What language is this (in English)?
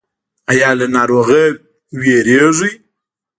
Pashto